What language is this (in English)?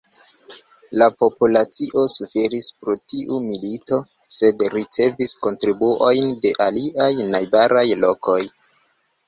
Esperanto